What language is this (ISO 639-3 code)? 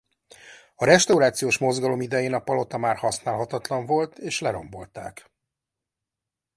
hun